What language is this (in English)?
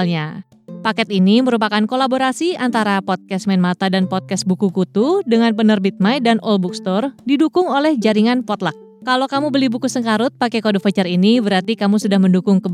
Indonesian